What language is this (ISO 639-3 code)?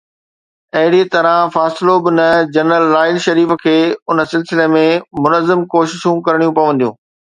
snd